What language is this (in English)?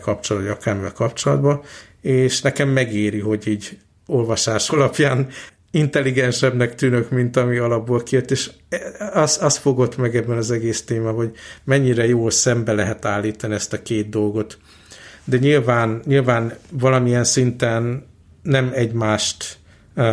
Hungarian